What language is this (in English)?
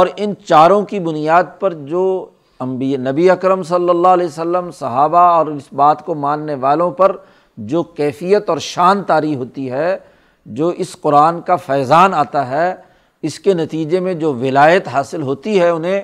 Urdu